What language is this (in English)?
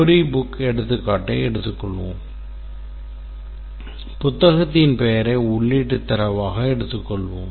Tamil